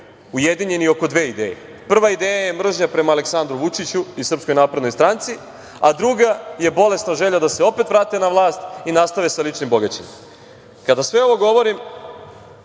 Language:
Serbian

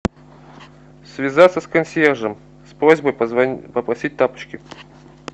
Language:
Russian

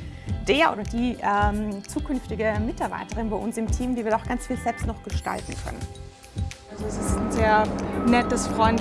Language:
German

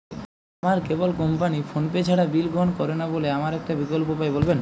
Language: Bangla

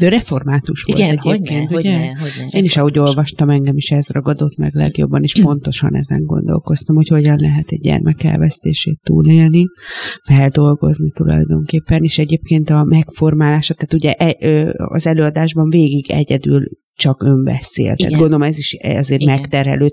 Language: Hungarian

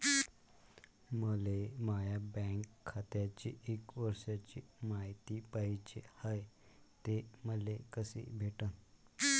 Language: Marathi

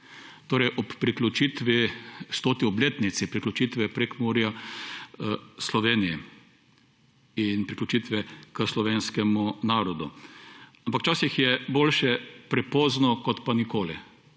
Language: Slovenian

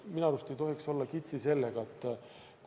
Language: Estonian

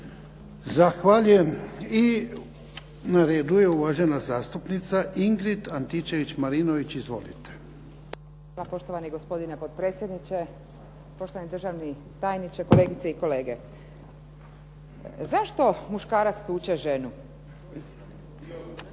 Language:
Croatian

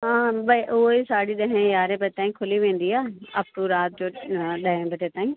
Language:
Sindhi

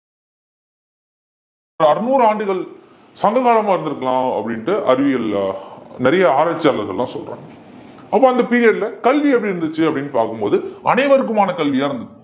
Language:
Tamil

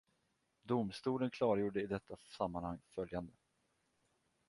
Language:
Swedish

